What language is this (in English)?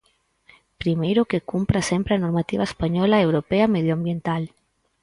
Galician